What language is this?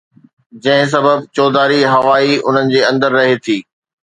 Sindhi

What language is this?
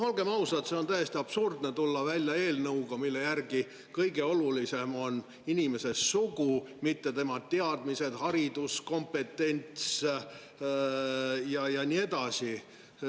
Estonian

